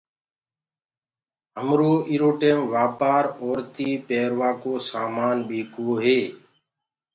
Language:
Gurgula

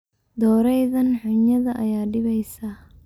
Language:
Somali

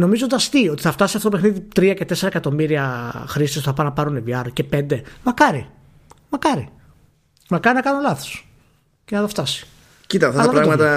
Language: Greek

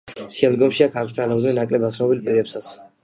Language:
Georgian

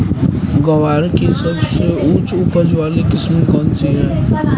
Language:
Hindi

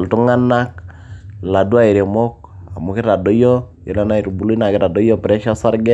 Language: Masai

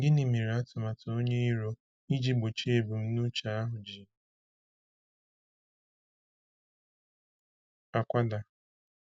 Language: Igbo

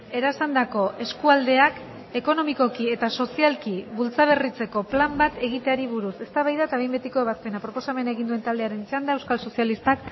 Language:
Basque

